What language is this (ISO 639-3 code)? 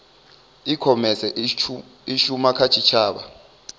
ven